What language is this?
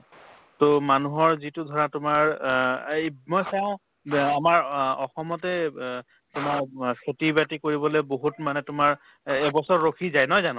Assamese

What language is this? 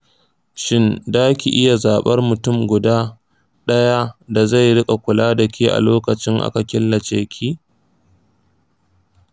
Hausa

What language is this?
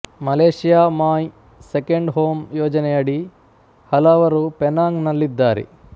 Kannada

